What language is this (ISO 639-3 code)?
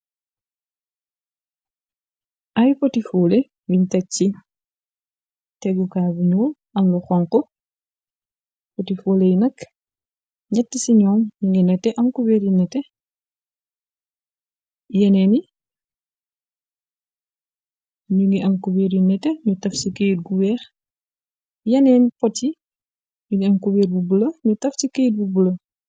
wol